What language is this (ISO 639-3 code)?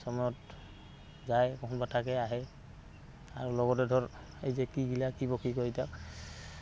asm